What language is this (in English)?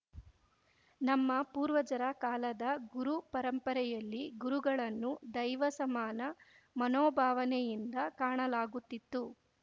Kannada